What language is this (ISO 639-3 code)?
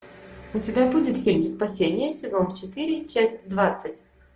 rus